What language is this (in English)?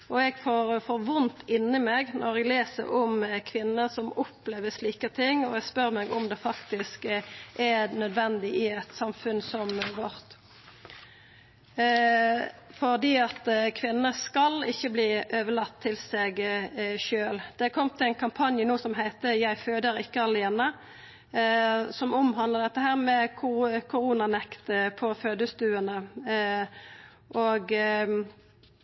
Norwegian Nynorsk